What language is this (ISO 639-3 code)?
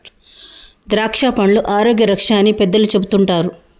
tel